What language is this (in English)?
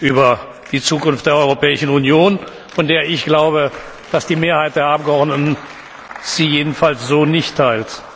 German